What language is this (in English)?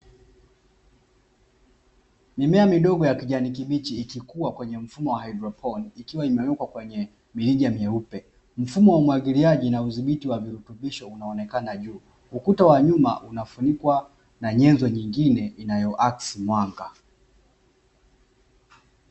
Swahili